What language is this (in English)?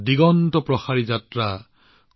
Assamese